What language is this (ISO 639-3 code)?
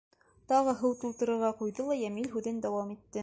bak